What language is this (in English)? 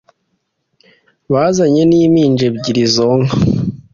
Kinyarwanda